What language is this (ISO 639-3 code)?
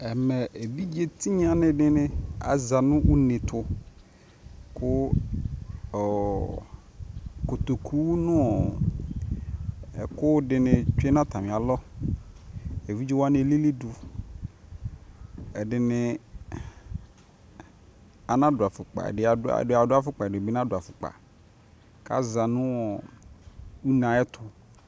kpo